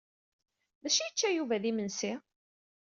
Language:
Kabyle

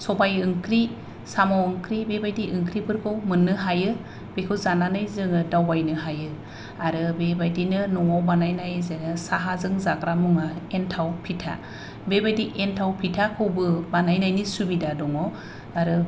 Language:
Bodo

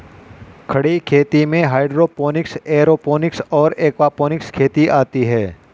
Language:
Hindi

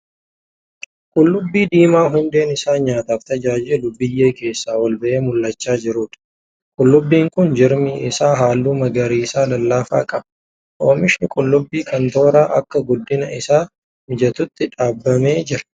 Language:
Oromo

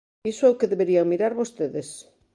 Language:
Galician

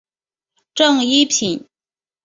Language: Chinese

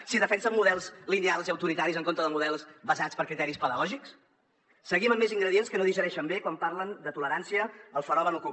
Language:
Catalan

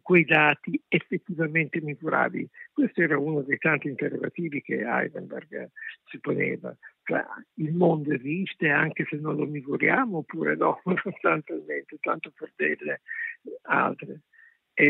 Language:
Italian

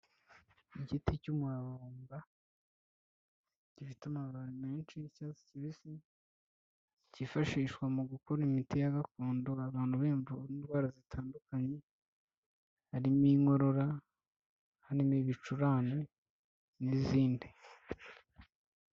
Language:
Kinyarwanda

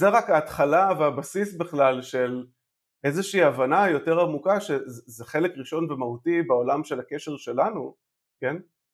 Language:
Hebrew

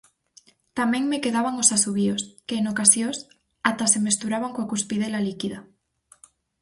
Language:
Galician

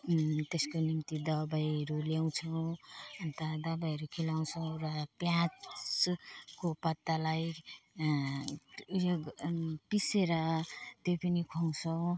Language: Nepali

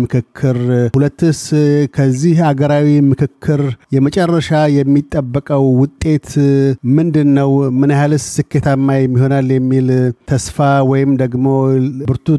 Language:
Amharic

